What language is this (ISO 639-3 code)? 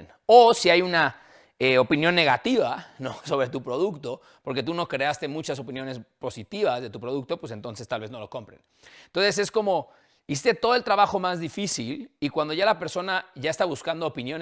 spa